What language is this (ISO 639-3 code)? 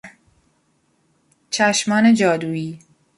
fas